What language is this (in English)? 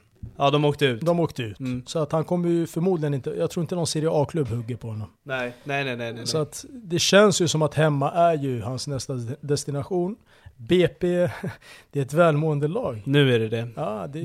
Swedish